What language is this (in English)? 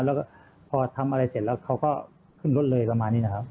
Thai